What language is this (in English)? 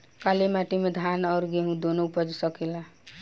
Bhojpuri